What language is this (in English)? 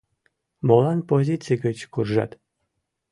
Mari